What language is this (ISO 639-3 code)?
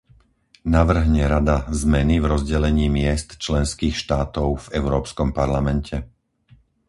slk